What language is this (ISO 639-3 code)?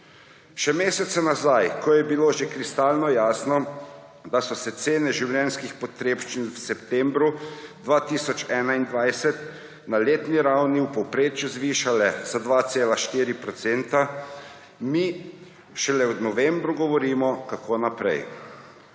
slv